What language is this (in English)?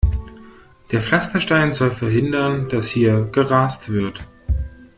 German